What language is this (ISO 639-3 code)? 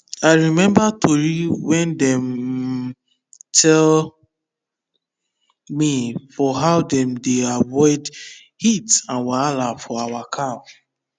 pcm